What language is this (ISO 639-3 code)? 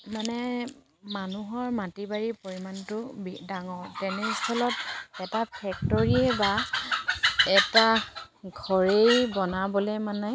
asm